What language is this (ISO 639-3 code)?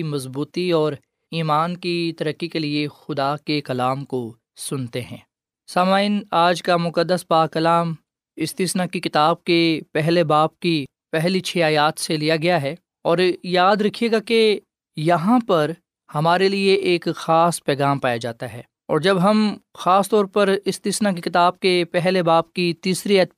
urd